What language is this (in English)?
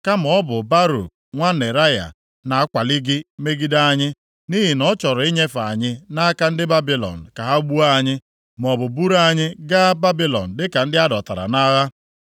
Igbo